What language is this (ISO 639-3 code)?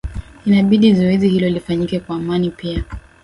swa